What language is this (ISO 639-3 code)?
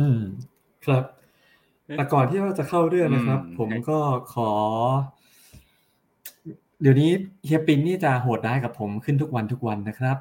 tha